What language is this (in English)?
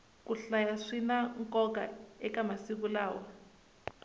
Tsonga